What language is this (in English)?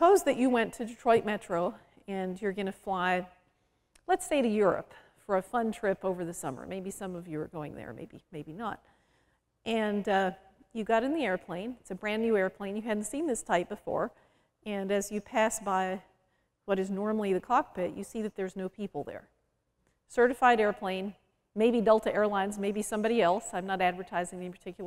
English